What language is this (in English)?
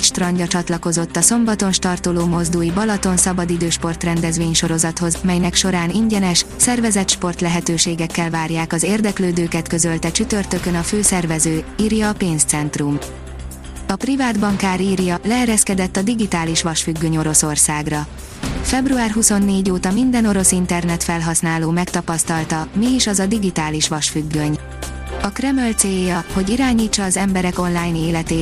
Hungarian